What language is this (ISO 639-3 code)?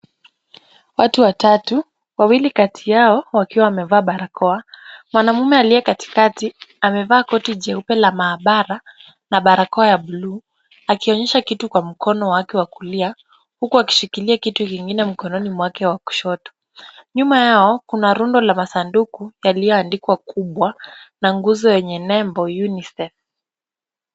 swa